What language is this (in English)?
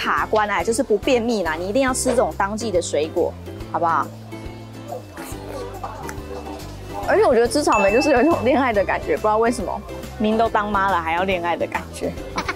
Chinese